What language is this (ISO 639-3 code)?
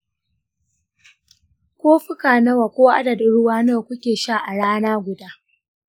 hau